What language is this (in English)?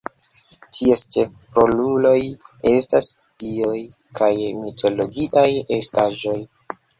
Esperanto